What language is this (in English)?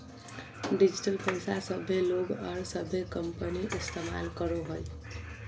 Magahi